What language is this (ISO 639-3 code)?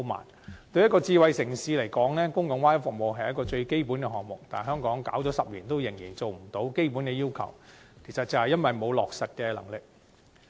yue